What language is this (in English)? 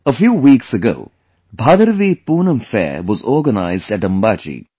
English